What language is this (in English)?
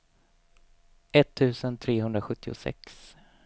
Swedish